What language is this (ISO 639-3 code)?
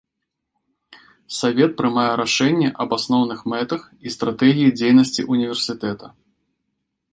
bel